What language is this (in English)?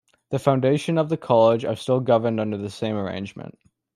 English